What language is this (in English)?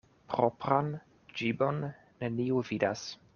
Esperanto